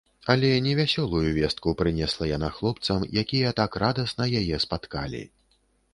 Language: Belarusian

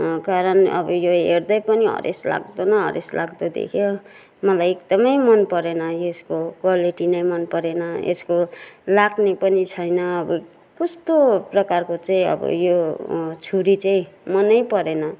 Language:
Nepali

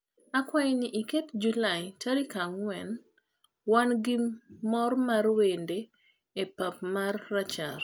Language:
Luo (Kenya and Tanzania)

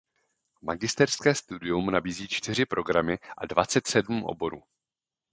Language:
Czech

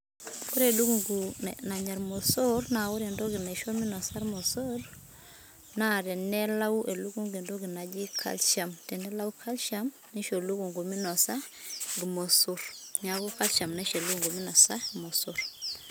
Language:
Masai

